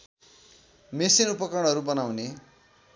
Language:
Nepali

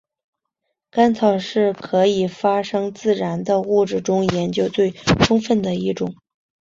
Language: Chinese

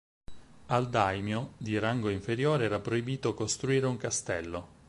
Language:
Italian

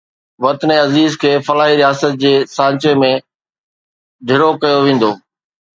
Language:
Sindhi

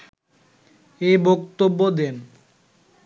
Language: Bangla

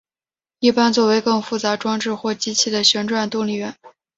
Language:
Chinese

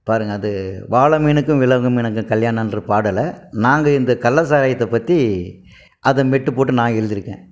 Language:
Tamil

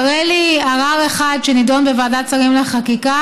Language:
Hebrew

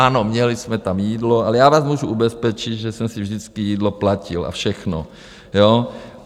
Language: Czech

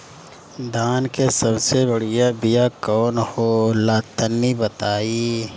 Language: Bhojpuri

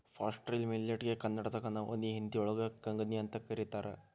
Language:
Kannada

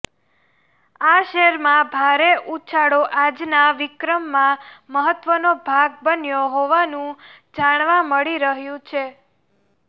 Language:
Gujarati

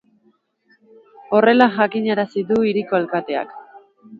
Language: Basque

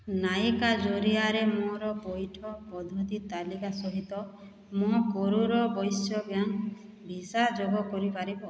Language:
Odia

